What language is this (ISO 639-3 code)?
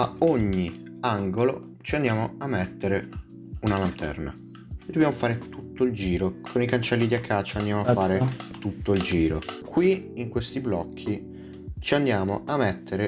ita